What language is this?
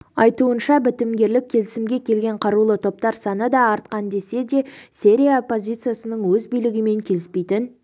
Kazakh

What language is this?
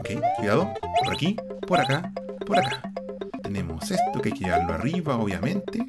Spanish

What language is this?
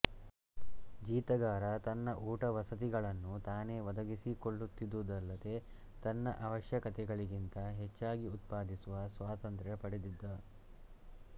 Kannada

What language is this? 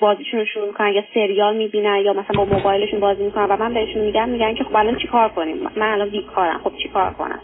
Persian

